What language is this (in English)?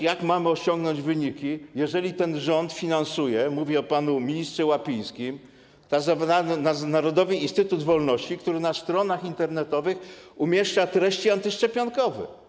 Polish